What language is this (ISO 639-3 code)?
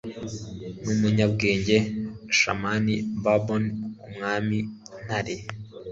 kin